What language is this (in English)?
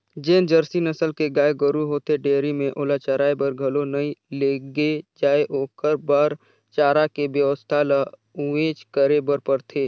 Chhattisgarhi